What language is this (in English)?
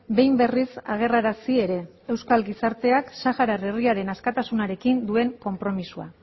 Basque